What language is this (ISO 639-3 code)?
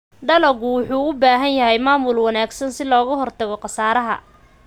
som